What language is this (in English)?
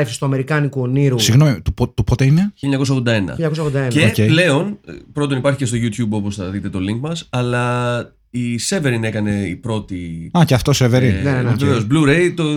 Greek